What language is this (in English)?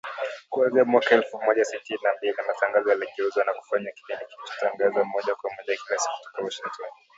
Swahili